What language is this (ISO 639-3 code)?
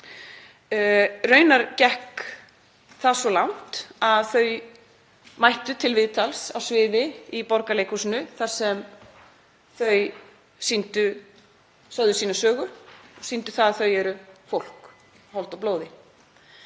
isl